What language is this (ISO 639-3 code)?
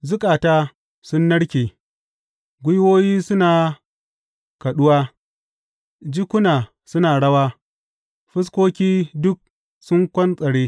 hau